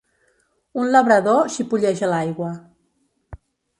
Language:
Catalan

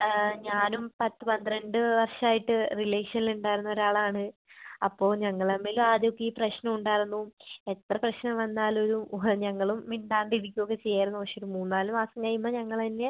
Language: Malayalam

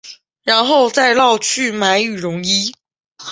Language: Chinese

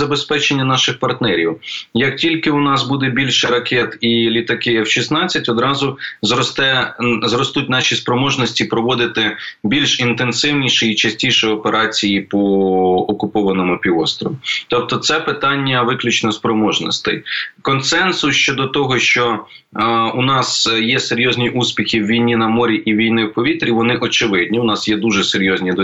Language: Ukrainian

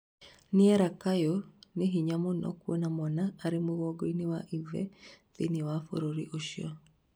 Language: Kikuyu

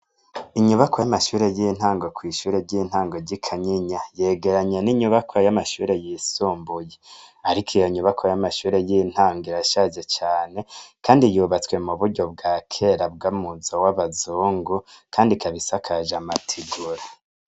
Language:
Rundi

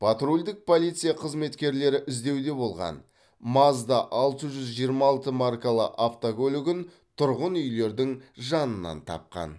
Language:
Kazakh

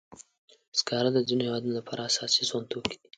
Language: Pashto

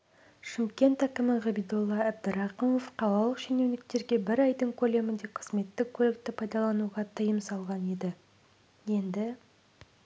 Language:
Kazakh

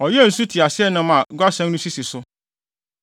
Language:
Akan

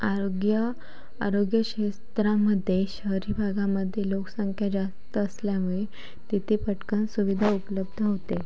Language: Marathi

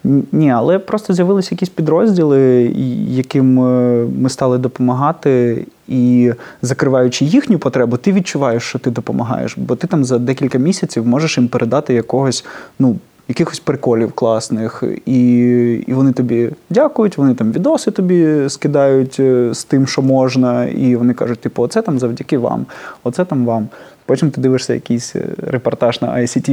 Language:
Ukrainian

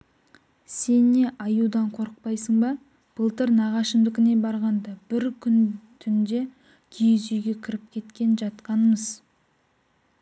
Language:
Kazakh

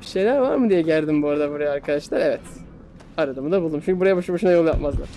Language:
Turkish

